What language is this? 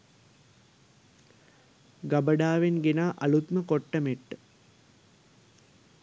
Sinhala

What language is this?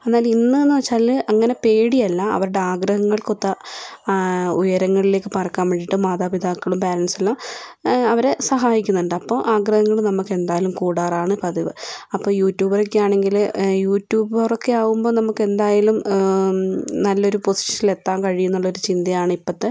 Malayalam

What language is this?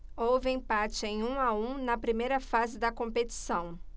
Portuguese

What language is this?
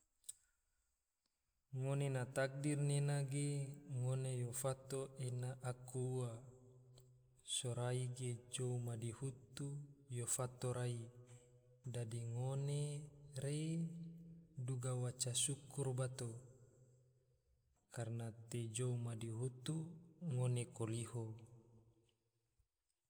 Tidore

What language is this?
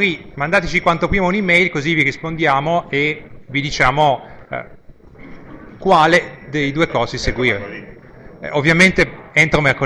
Italian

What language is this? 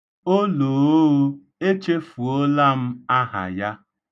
Igbo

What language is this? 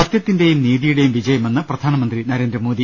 Malayalam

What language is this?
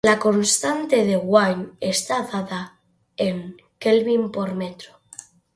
Spanish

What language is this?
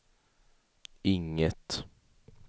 Swedish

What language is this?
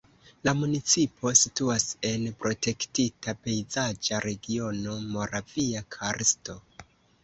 Esperanto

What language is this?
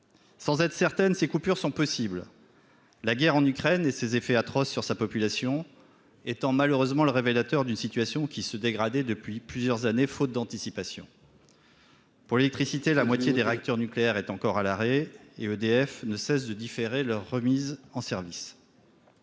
French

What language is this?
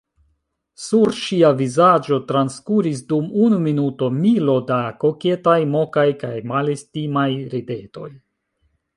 Esperanto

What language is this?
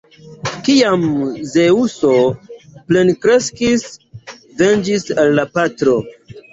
Esperanto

